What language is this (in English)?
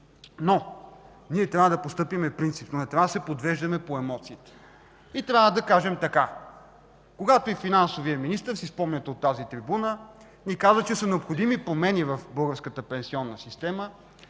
Bulgarian